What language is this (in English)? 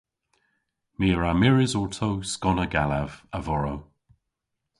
Cornish